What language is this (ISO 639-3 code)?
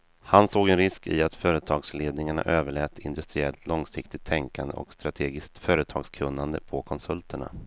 swe